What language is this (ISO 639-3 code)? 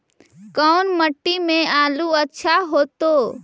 mag